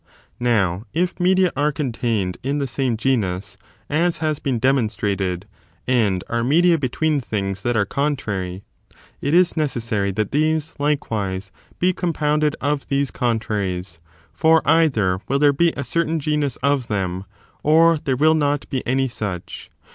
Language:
English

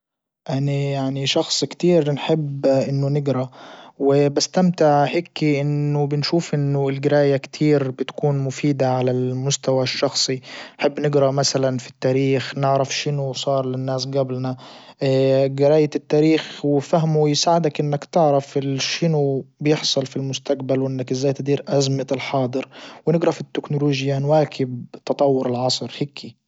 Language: Libyan Arabic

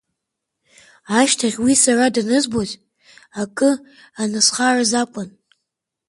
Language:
Abkhazian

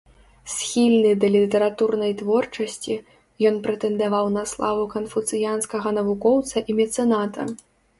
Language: Belarusian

